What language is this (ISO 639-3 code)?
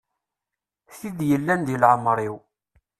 kab